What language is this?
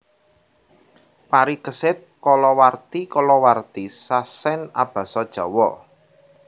Javanese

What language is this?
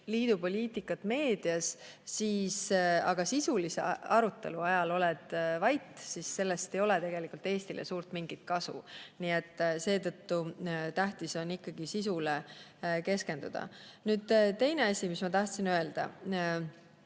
Estonian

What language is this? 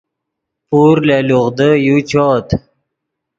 Yidgha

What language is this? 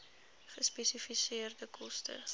Afrikaans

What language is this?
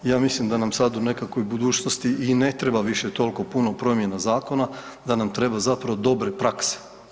Croatian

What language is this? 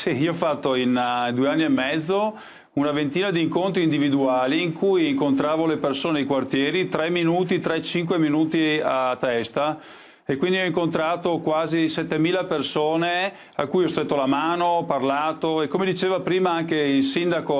Italian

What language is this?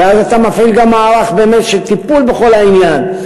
Hebrew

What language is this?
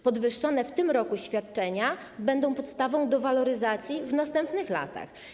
Polish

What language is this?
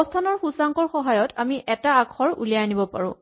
Assamese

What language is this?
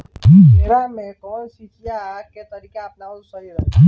Bhojpuri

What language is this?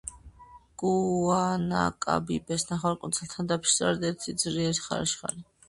Georgian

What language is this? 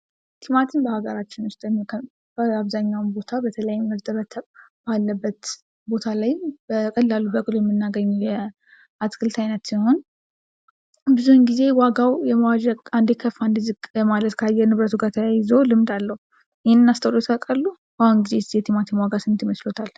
Amharic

